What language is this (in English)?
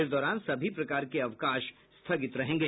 Hindi